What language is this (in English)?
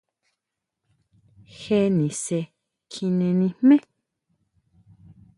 Huautla Mazatec